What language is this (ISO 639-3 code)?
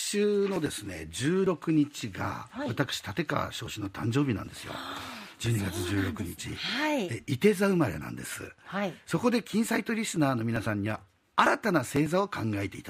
jpn